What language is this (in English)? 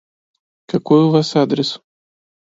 Russian